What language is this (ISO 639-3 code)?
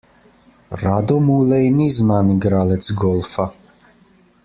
slv